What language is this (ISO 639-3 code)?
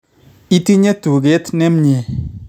kln